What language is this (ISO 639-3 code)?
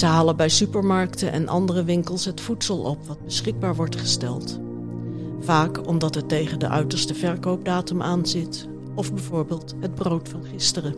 nld